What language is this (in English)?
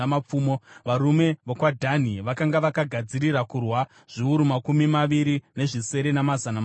Shona